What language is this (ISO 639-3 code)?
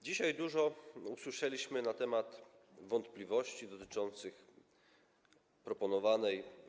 pol